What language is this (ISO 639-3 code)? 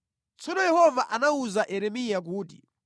nya